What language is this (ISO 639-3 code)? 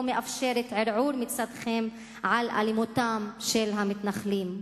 heb